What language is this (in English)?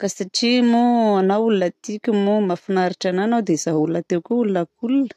Southern Betsimisaraka Malagasy